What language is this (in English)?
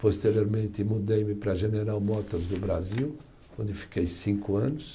Portuguese